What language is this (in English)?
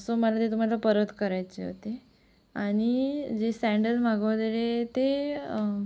Marathi